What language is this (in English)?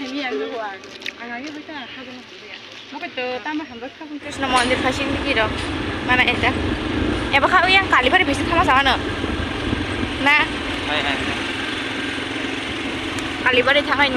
Thai